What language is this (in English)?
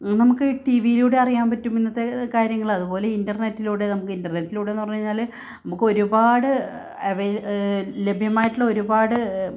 Malayalam